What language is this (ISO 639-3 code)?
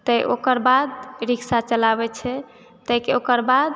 mai